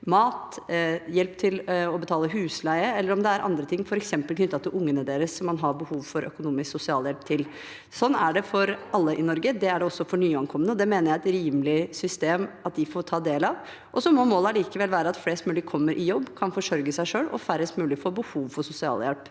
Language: Norwegian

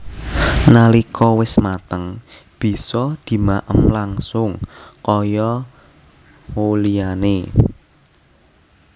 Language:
Javanese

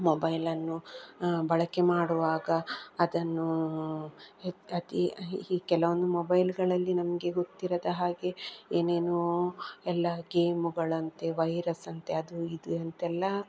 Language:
Kannada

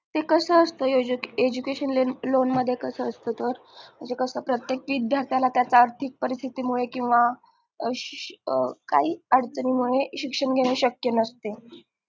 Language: Marathi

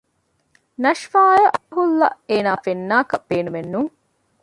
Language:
Divehi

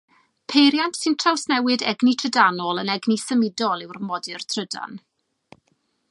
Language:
Welsh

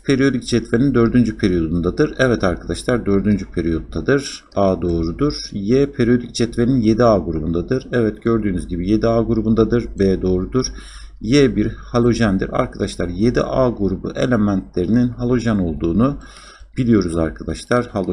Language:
Turkish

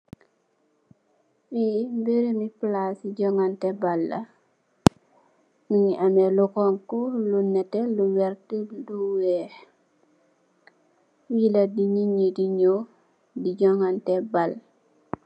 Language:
Wolof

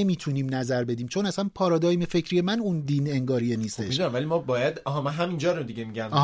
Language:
Persian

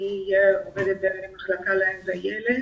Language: Hebrew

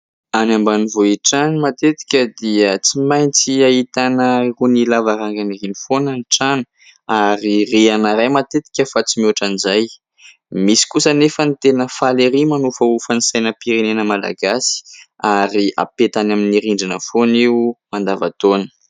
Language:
Malagasy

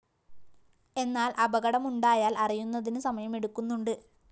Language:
Malayalam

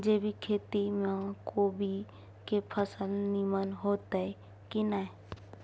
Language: Maithili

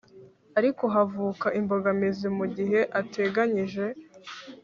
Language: Kinyarwanda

